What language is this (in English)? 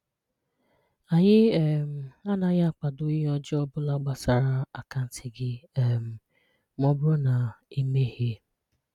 Igbo